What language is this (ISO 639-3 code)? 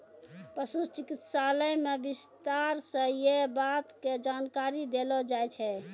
mai